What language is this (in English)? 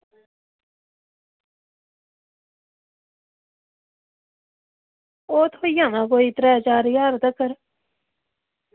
Dogri